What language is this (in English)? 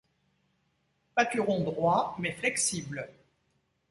French